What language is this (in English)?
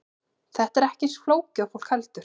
Icelandic